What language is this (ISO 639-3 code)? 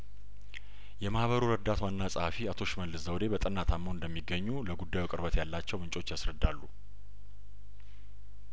amh